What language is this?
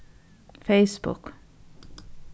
Faroese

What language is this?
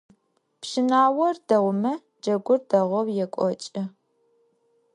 Adyghe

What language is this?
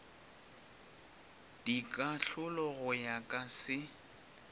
Northern Sotho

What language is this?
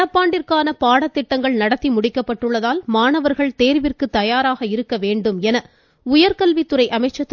Tamil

